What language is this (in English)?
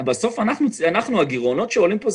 Hebrew